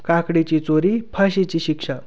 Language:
Marathi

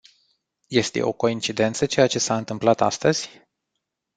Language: Romanian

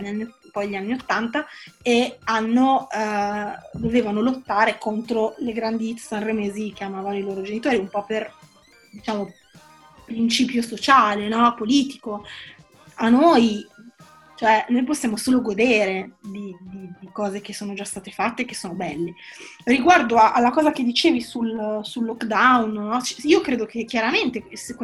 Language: Italian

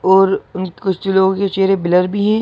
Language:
Hindi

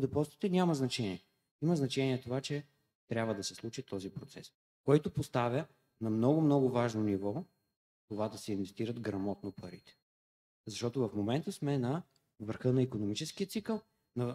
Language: Bulgarian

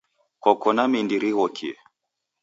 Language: Taita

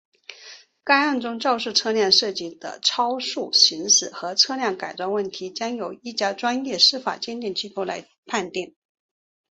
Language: Chinese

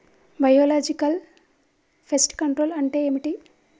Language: Telugu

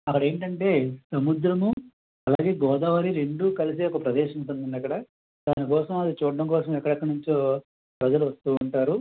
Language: Telugu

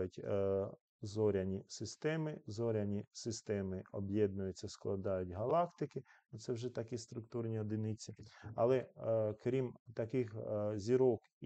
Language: Ukrainian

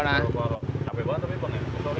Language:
Indonesian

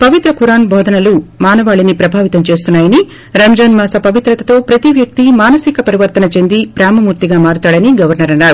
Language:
Telugu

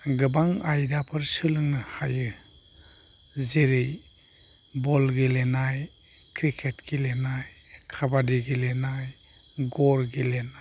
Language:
Bodo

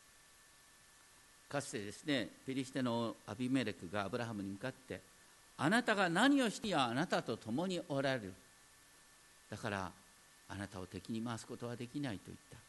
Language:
Japanese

